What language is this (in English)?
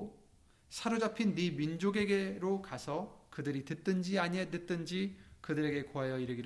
Korean